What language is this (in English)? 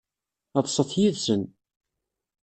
Kabyle